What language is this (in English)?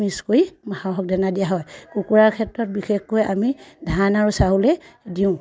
Assamese